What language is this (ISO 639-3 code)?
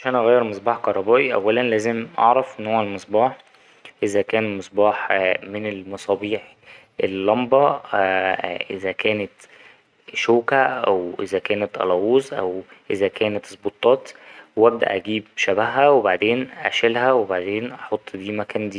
arz